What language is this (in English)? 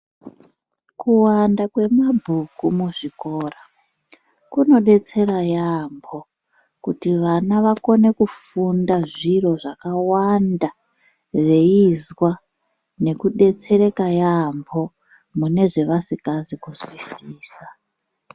Ndau